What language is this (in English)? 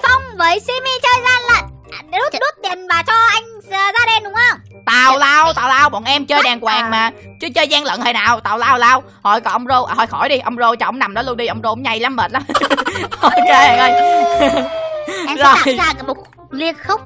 Vietnamese